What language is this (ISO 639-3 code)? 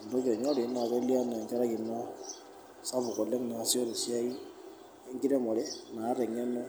mas